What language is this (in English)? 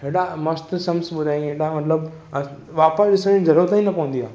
Sindhi